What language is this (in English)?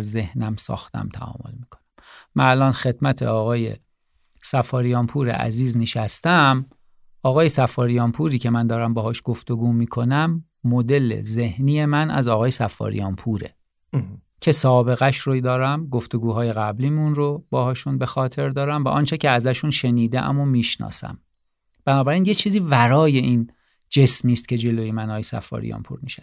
Persian